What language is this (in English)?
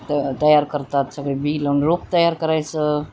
Marathi